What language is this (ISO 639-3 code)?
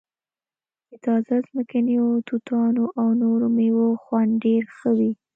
pus